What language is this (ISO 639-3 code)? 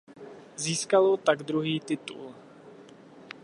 ces